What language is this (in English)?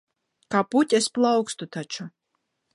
Latvian